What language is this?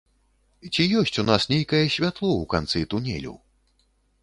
Belarusian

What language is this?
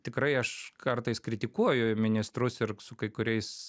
Lithuanian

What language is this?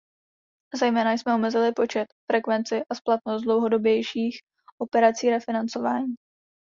Czech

